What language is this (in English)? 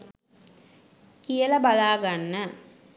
Sinhala